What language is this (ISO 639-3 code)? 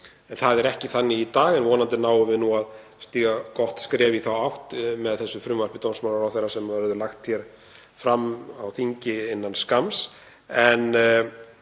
isl